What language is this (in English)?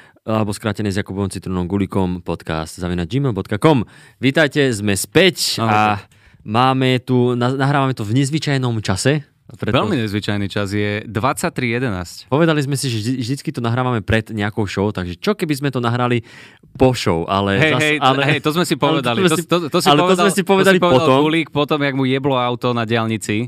Slovak